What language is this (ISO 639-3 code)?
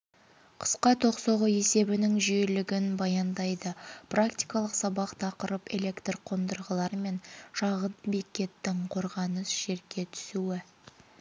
kaz